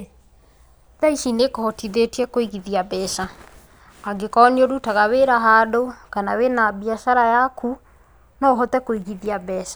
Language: Kikuyu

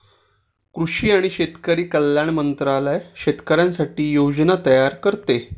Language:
Marathi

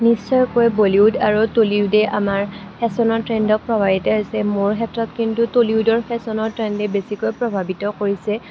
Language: Assamese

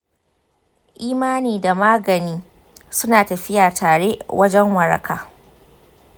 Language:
Hausa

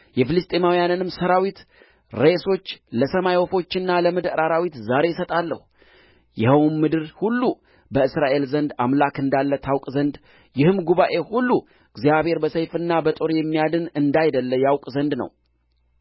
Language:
Amharic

